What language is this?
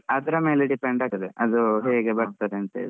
Kannada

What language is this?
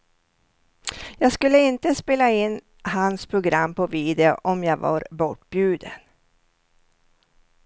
Swedish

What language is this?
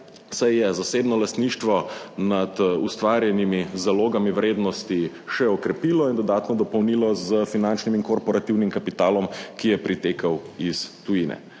Slovenian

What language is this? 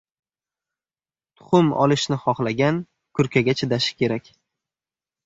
Uzbek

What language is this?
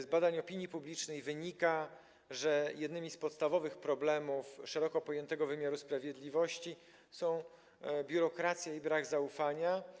Polish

